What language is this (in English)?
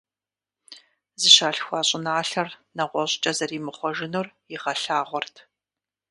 Kabardian